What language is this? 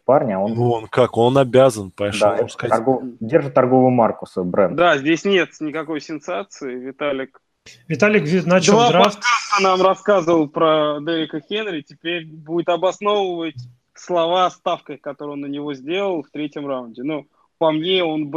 Russian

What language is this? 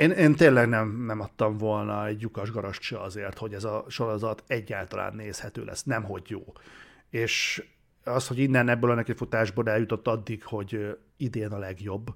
Hungarian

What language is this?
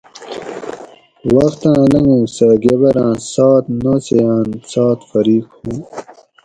Gawri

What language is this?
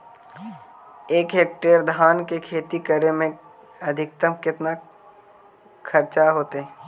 Magahi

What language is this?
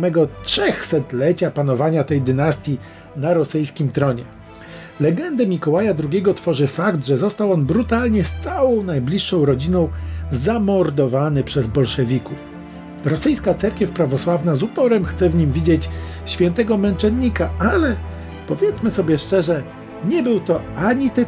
Polish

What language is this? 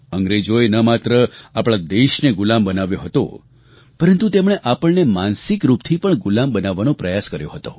Gujarati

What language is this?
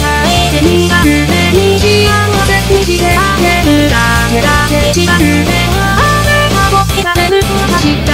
Japanese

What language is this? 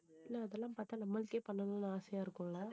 Tamil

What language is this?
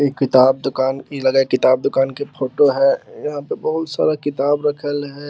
Magahi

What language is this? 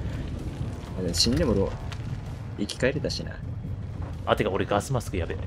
Japanese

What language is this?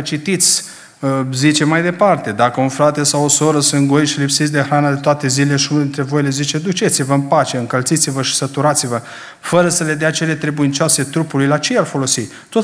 Romanian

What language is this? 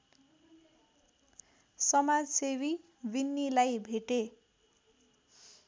Nepali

